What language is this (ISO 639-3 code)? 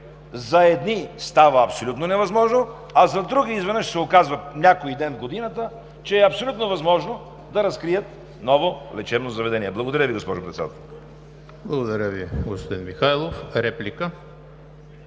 bul